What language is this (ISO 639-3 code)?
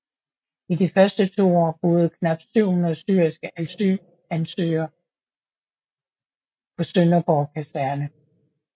dan